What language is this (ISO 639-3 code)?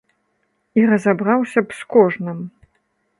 bel